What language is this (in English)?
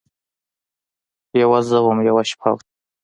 Pashto